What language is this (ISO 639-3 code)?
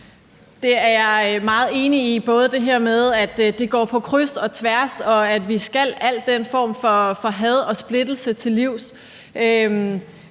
dan